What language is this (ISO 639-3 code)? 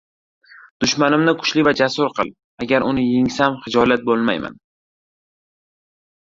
uzb